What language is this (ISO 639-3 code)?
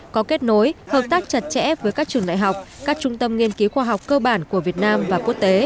vie